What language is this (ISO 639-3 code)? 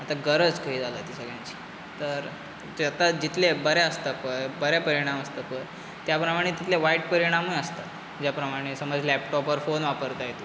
kok